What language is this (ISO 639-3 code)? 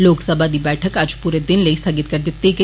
doi